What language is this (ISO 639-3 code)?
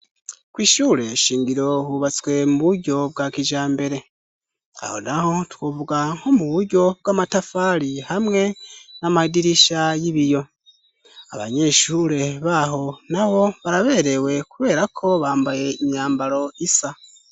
run